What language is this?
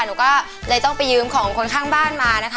Thai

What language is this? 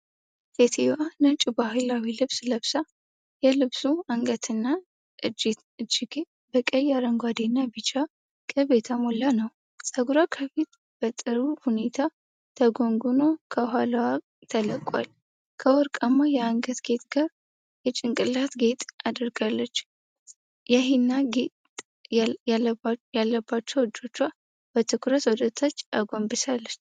Amharic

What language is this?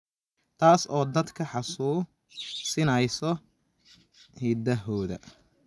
Somali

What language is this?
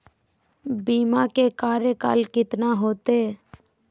Magahi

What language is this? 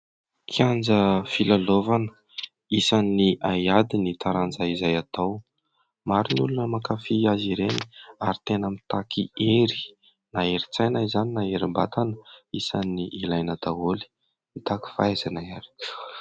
Malagasy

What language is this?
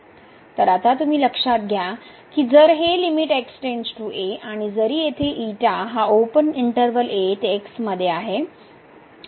Marathi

